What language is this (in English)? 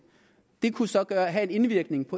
Danish